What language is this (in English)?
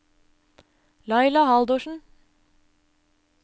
Norwegian